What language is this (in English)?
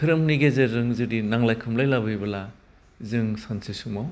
Bodo